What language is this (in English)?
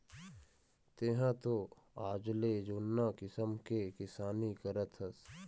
Chhattisgarhi